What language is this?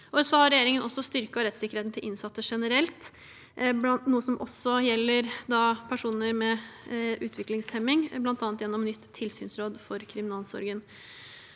Norwegian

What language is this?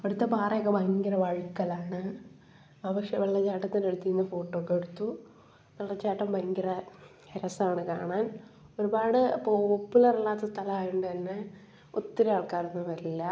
Malayalam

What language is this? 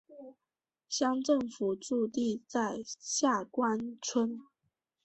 Chinese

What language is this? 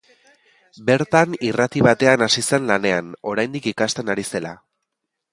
Basque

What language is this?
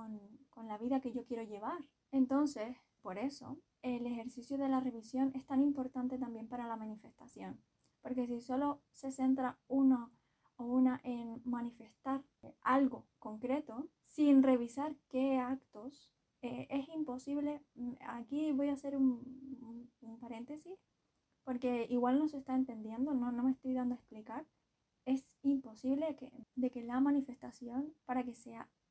Spanish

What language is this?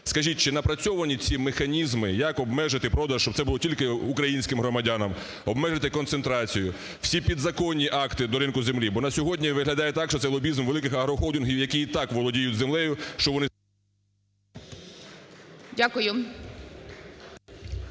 Ukrainian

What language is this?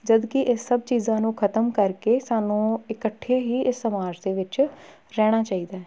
Punjabi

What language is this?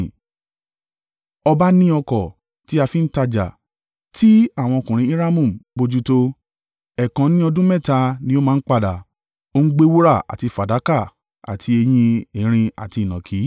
Yoruba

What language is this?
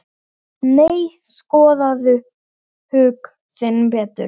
Icelandic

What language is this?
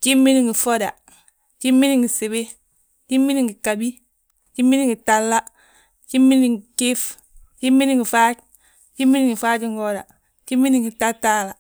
Balanta-Ganja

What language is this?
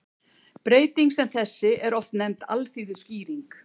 Icelandic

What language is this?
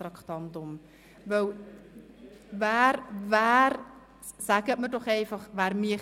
Swiss German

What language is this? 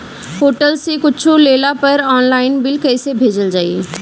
Bhojpuri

